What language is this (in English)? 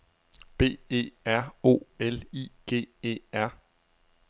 Danish